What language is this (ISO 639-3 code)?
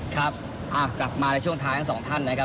tha